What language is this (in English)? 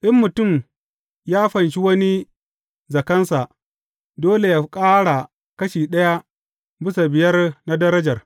Hausa